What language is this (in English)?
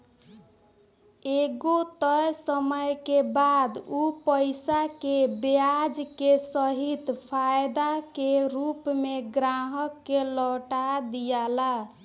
Bhojpuri